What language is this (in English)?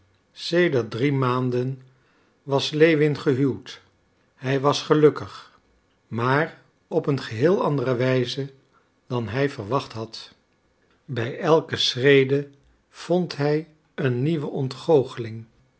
Dutch